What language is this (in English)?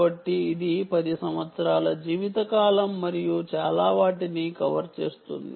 Telugu